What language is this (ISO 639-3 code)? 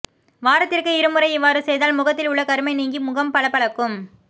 tam